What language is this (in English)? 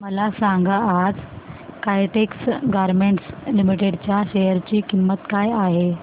Marathi